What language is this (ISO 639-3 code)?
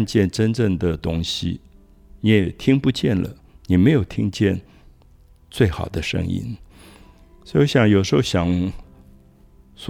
zho